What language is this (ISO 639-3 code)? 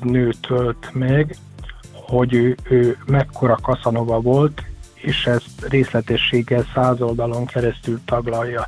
hun